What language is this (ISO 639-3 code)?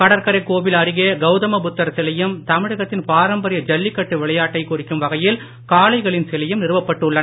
tam